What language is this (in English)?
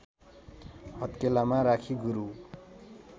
Nepali